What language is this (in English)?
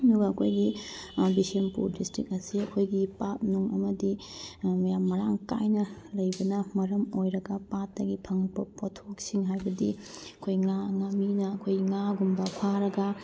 Manipuri